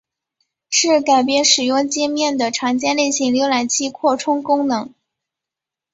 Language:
Chinese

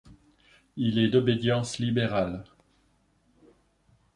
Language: French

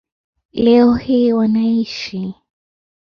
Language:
Swahili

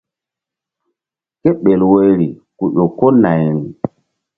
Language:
Mbum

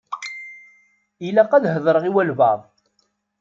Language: Kabyle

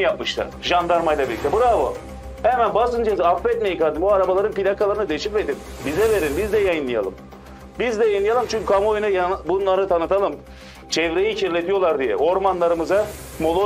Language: Turkish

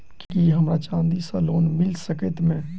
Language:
Maithili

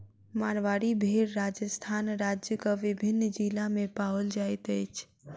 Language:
Maithili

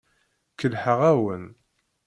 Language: Kabyle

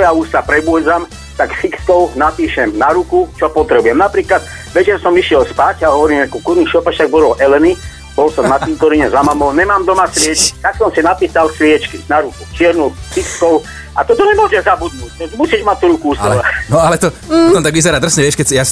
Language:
Slovak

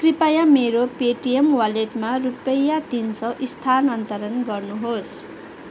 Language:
Nepali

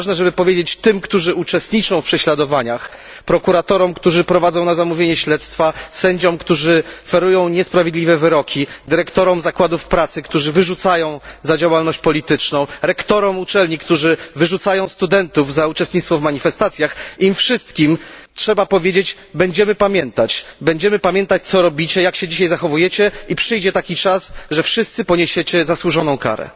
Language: Polish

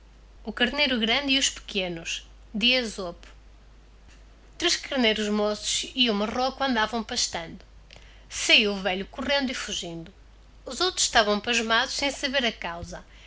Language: Portuguese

